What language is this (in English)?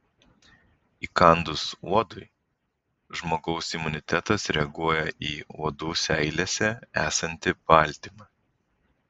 Lithuanian